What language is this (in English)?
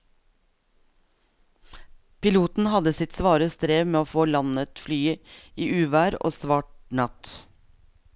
Norwegian